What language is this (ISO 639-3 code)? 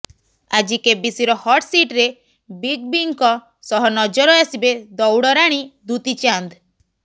ori